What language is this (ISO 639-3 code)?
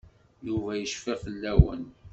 kab